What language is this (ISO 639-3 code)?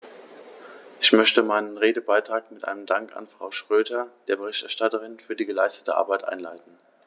deu